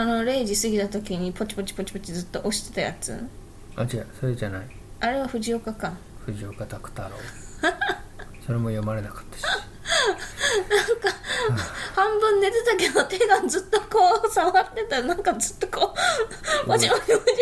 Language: Japanese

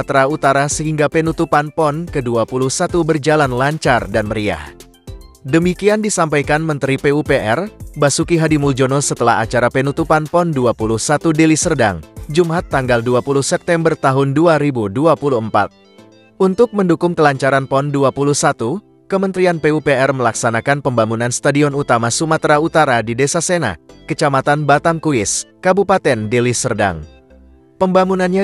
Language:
Indonesian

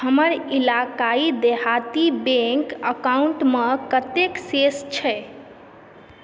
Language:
Maithili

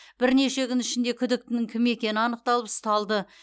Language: Kazakh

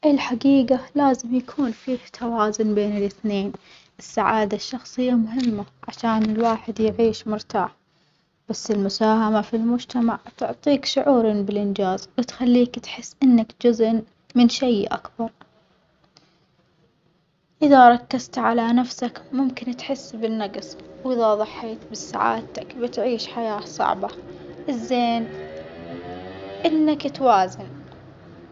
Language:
Omani Arabic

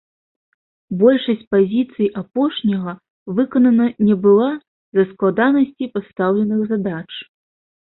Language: Belarusian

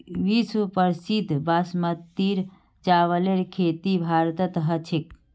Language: Magahi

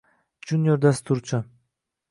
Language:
Uzbek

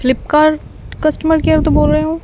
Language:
Punjabi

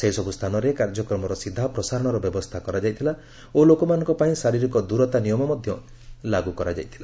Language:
Odia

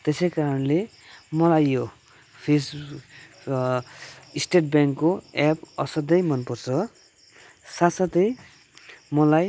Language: Nepali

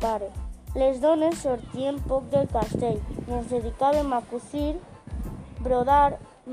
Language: Spanish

